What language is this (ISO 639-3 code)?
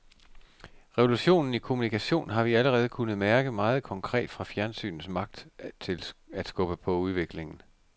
dan